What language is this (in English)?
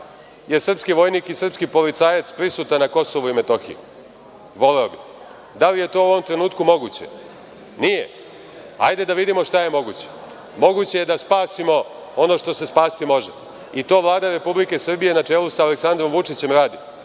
Serbian